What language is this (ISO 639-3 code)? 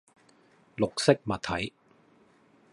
yue